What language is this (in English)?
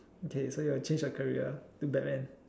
English